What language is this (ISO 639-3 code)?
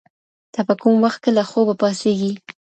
pus